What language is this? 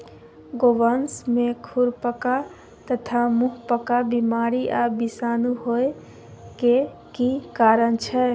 Maithili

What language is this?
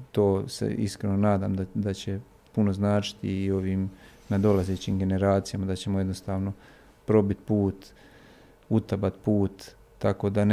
Croatian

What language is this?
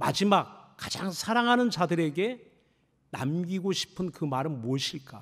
Korean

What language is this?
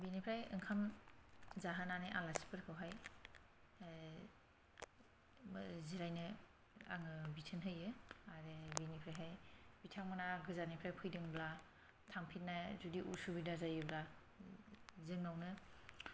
Bodo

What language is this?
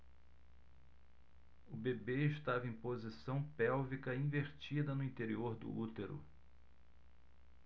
Portuguese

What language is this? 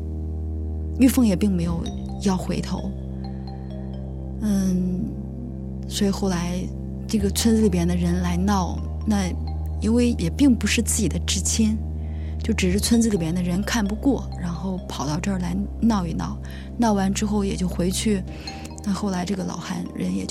Chinese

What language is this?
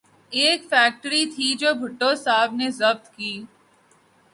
Urdu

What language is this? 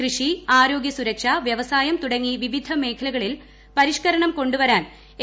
Malayalam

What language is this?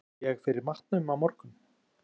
Icelandic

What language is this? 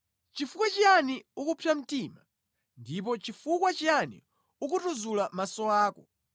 Nyanja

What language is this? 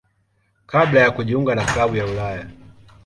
Swahili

